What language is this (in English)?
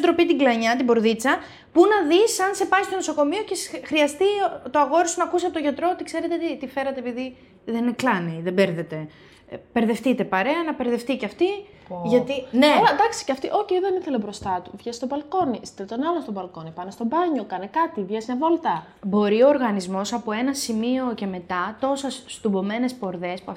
Greek